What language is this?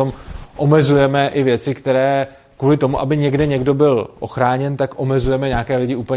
Czech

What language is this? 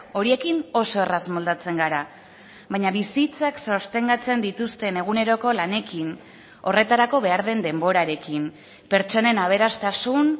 Basque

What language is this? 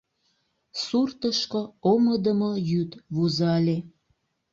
Mari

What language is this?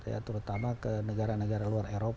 Indonesian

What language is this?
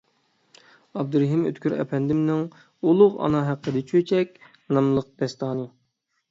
Uyghur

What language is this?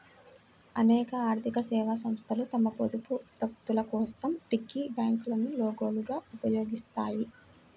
Telugu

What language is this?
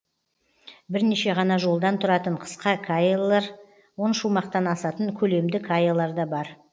Kazakh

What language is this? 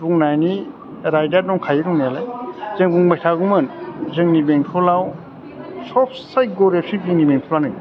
Bodo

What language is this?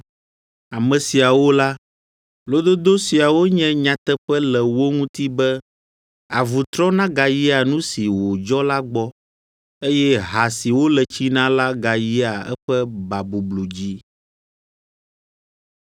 Ewe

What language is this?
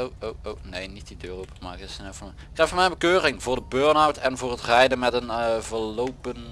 Dutch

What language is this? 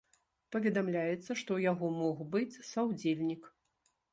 Belarusian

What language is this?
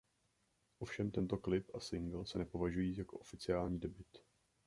Czech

